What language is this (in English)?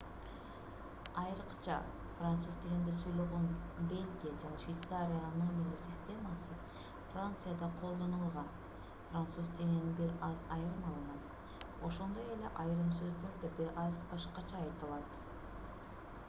Kyrgyz